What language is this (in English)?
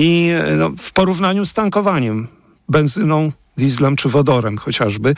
Polish